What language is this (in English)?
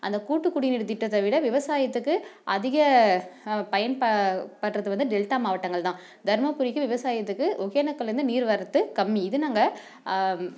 Tamil